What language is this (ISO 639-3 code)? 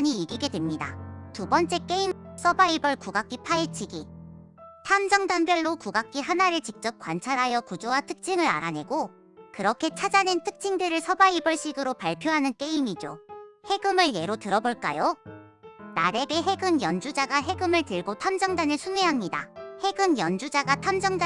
kor